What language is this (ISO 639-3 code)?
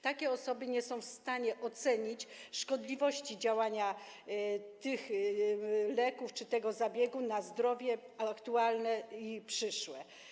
pol